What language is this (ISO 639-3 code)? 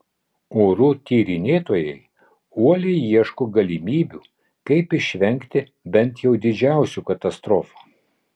lit